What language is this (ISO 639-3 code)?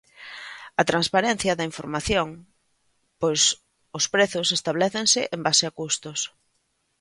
glg